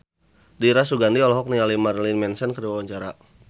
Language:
Sundanese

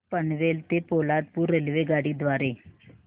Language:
Marathi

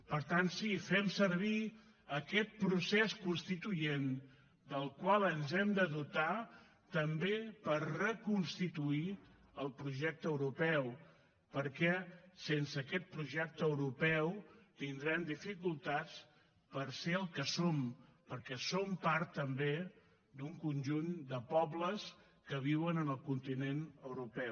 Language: Catalan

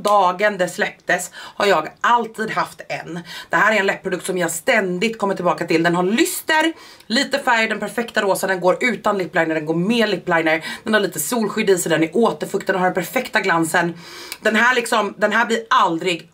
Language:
Swedish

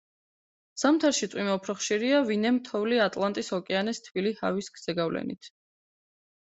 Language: Georgian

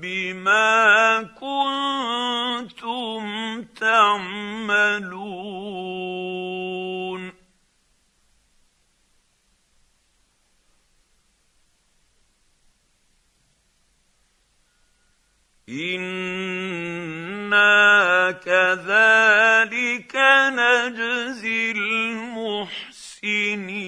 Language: Arabic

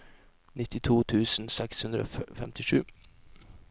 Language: Norwegian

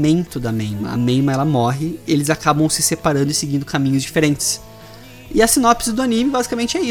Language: Portuguese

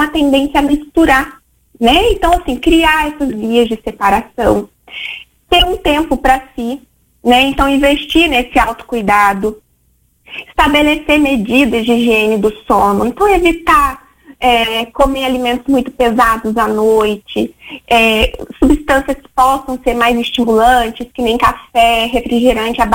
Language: Portuguese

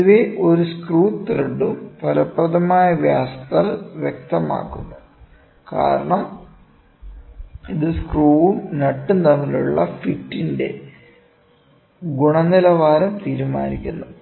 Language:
Malayalam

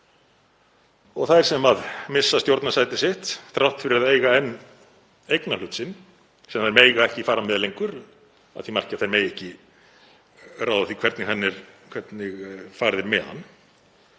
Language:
Icelandic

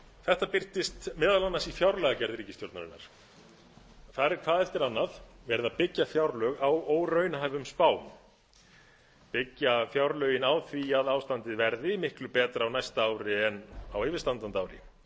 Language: Icelandic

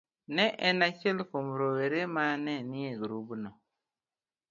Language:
Luo (Kenya and Tanzania)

